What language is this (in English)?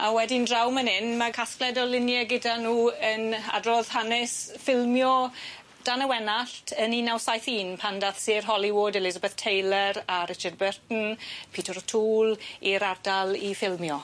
Welsh